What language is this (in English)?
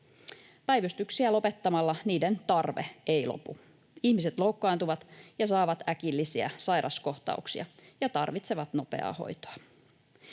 Finnish